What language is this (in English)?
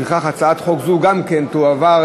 Hebrew